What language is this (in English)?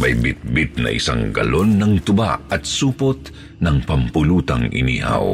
Filipino